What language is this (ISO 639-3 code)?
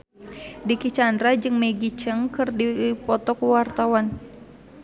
sun